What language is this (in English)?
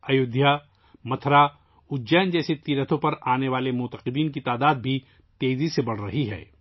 Urdu